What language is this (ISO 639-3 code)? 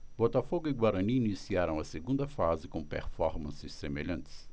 por